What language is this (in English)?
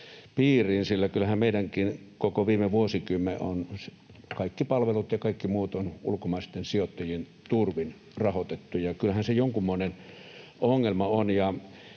Finnish